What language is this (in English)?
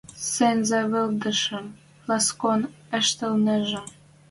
Western Mari